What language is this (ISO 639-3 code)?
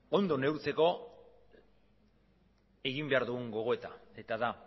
eus